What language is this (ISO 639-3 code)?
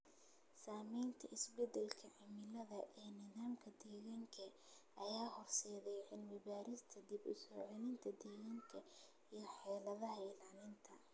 som